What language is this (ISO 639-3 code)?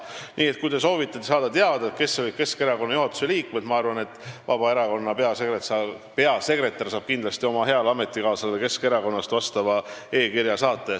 est